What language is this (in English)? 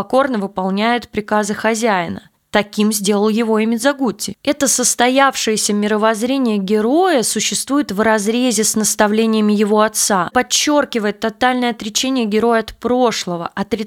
Russian